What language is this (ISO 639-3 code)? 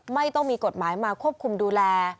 tha